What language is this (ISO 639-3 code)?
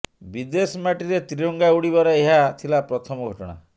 ori